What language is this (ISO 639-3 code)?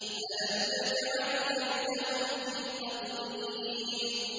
ara